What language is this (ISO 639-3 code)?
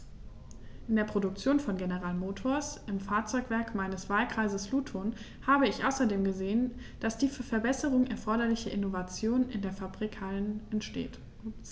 deu